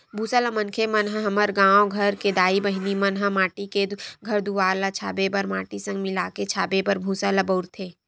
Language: Chhattisgarhi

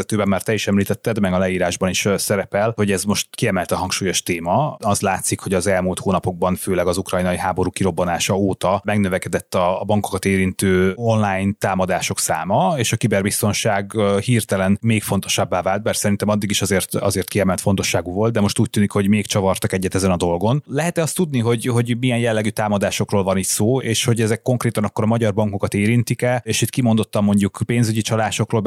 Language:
Hungarian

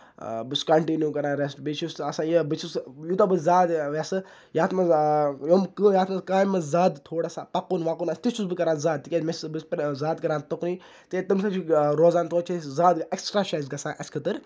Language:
Kashmiri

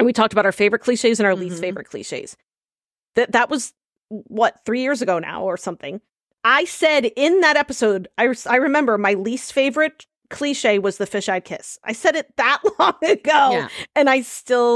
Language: English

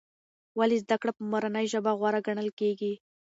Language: Pashto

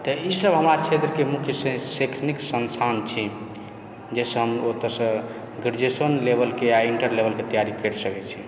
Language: Maithili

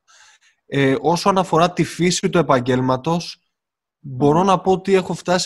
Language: Greek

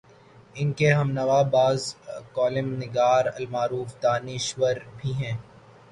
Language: Urdu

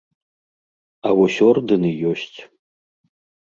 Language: Belarusian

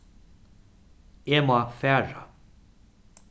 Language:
Faroese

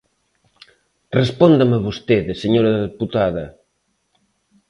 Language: Galician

